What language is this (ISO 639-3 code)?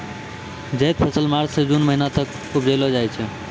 mai